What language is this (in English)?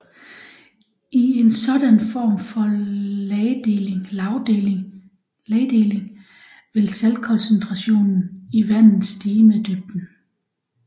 Danish